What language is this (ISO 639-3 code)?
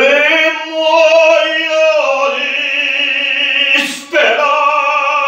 ron